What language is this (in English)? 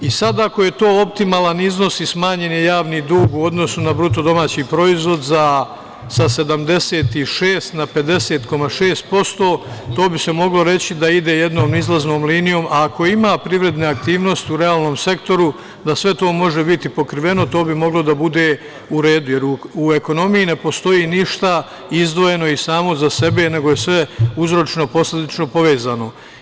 Serbian